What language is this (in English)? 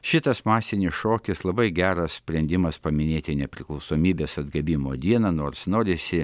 Lithuanian